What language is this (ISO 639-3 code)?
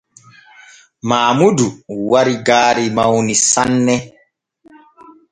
fue